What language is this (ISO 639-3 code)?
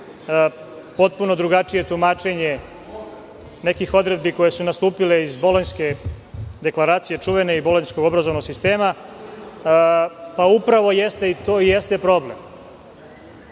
srp